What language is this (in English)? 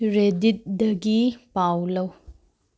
Manipuri